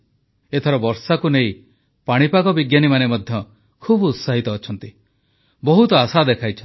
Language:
Odia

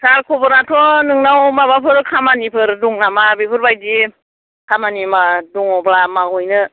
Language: Bodo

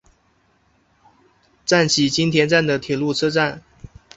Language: Chinese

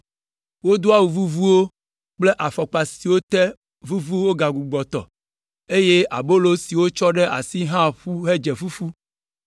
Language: Ewe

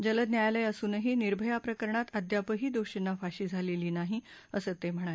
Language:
Marathi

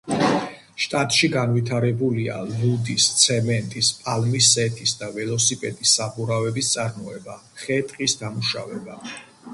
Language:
Georgian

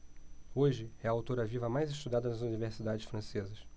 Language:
Portuguese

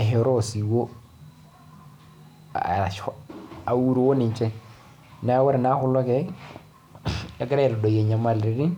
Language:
Masai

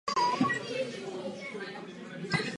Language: Czech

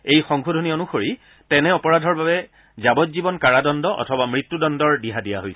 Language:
Assamese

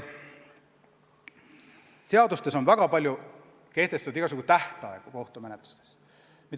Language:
Estonian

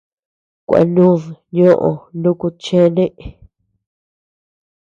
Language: Tepeuxila Cuicatec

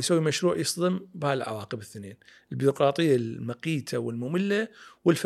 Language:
Arabic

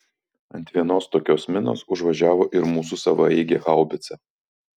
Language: Lithuanian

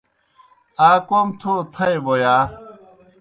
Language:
Kohistani Shina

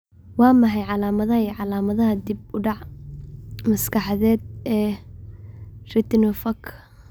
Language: Somali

